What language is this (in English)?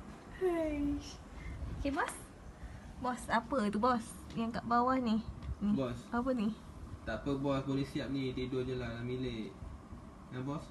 Malay